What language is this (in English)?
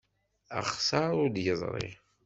Kabyle